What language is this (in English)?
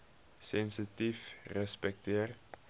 Afrikaans